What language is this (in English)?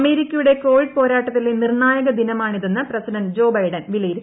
Malayalam